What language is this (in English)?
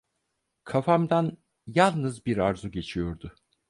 Turkish